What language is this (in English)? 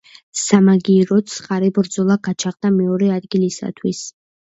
Georgian